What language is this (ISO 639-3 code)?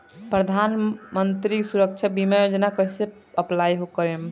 bho